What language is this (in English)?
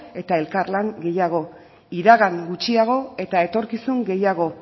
Basque